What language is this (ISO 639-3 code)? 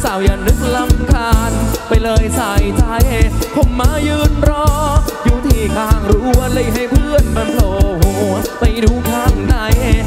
tha